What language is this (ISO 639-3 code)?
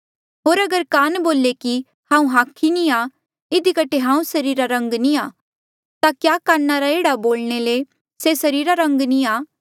mjl